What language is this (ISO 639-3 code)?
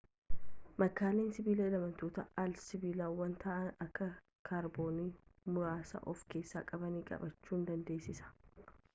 orm